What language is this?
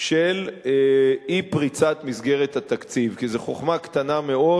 Hebrew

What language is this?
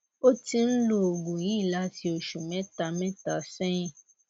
Yoruba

